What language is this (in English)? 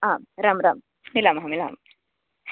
Sanskrit